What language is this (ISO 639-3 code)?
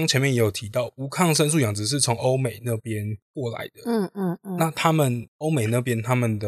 zho